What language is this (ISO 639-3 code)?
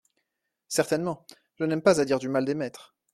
fra